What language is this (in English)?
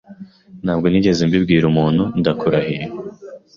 Kinyarwanda